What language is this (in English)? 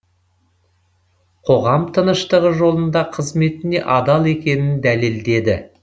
Kazakh